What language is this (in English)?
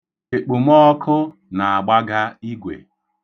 Igbo